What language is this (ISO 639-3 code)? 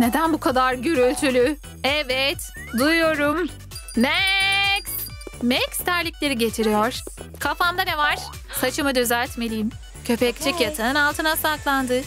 tur